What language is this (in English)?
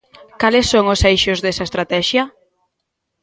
Galician